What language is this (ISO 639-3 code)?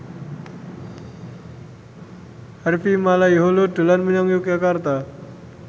jav